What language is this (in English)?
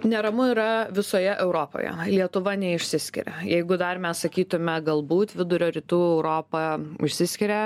Lithuanian